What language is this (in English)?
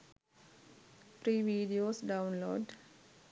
Sinhala